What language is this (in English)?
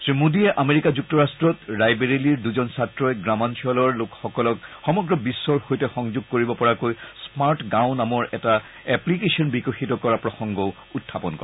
Assamese